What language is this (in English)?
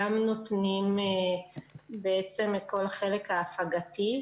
Hebrew